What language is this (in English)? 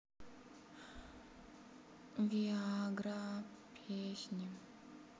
Russian